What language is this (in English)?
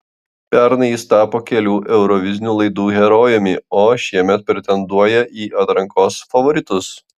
Lithuanian